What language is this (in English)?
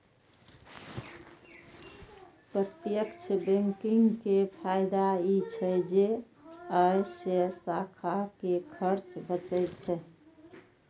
Maithili